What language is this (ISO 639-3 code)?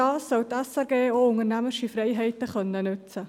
gsw